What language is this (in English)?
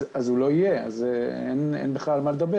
Hebrew